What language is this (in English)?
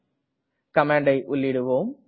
Tamil